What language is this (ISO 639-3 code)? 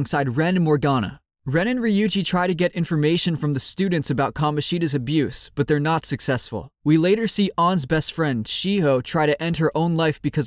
eng